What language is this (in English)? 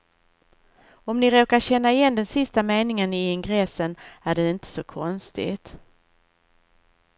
Swedish